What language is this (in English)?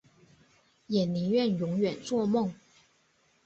Chinese